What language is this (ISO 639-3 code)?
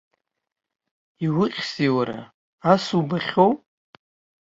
abk